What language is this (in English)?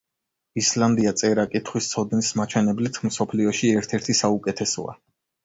Georgian